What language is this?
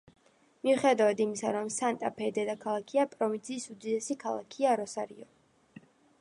Georgian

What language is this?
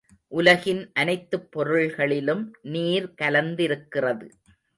Tamil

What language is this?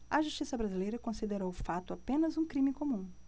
Portuguese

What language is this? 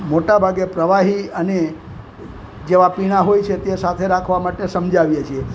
Gujarati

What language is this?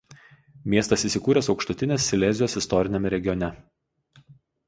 Lithuanian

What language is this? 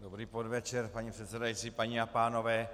Czech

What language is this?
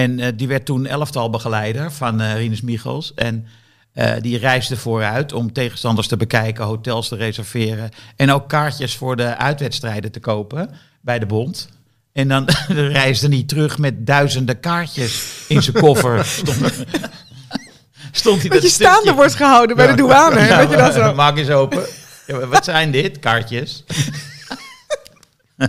Dutch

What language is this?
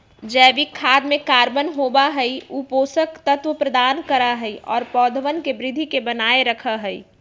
Magahi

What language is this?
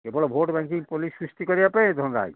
Odia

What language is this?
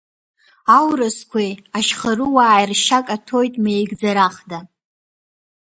Abkhazian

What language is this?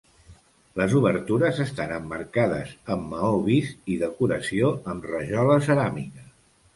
Catalan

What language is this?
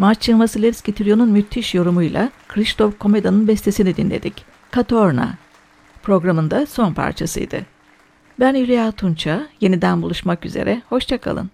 Turkish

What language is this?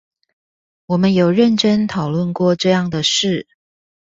Chinese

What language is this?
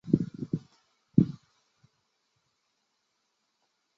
Chinese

